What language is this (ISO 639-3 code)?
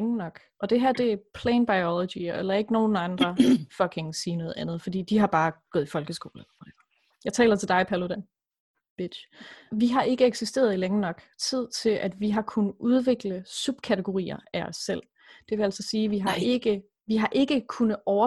dan